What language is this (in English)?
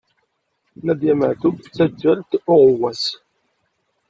Kabyle